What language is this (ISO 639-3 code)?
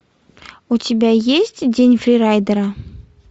rus